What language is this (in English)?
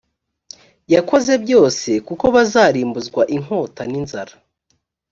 Kinyarwanda